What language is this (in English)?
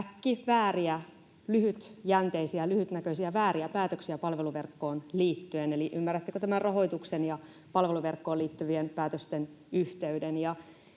Finnish